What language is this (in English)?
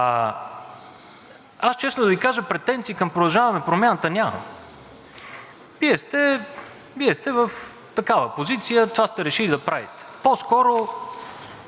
Bulgarian